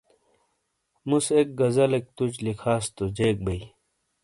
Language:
Shina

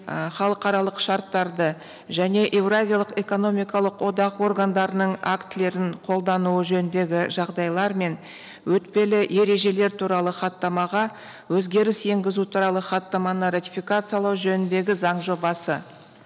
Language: Kazakh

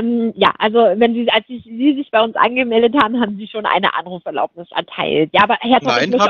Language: German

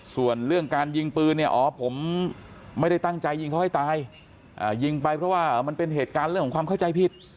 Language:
Thai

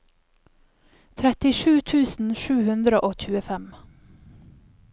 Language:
Norwegian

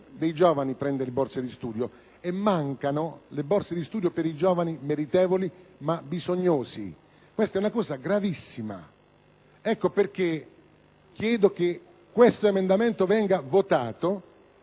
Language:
Italian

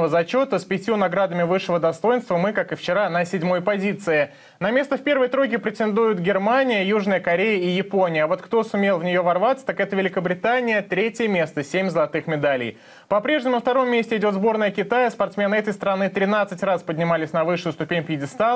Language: Russian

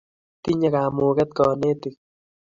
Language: Kalenjin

